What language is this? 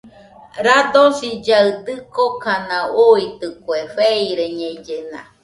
Nüpode Huitoto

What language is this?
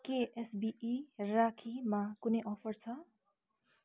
Nepali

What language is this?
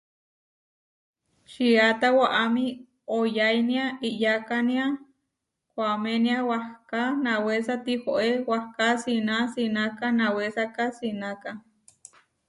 Huarijio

